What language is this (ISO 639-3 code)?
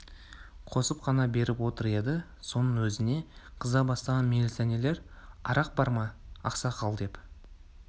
kaz